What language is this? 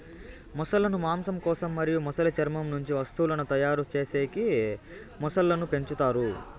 Telugu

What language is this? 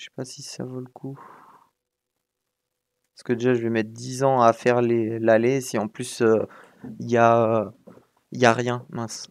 French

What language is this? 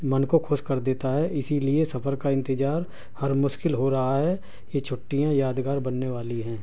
Urdu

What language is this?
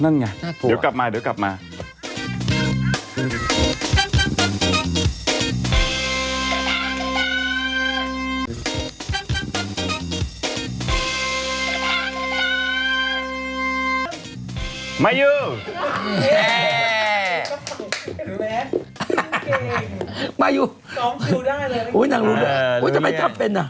Thai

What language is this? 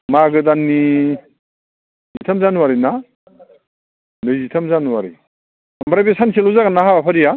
Bodo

